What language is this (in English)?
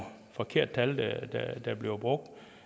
Danish